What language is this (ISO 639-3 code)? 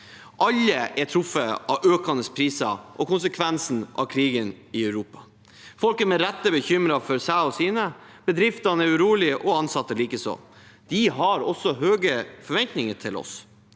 nor